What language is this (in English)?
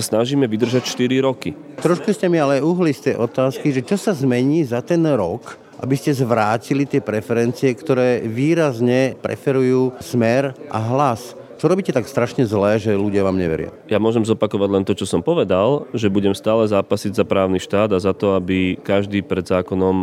Slovak